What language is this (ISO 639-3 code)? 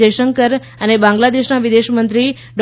guj